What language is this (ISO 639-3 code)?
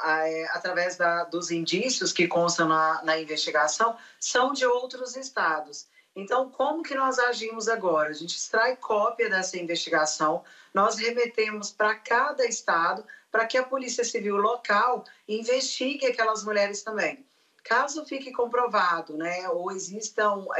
por